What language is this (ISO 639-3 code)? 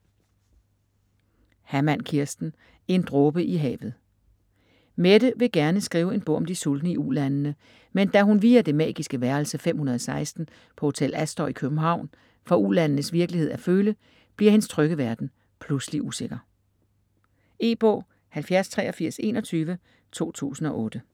dan